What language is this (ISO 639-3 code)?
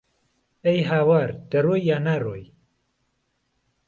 ckb